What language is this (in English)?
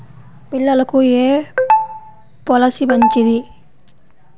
Telugu